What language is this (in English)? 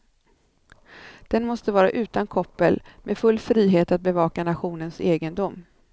Swedish